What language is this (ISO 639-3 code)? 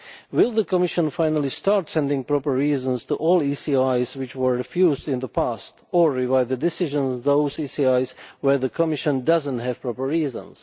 eng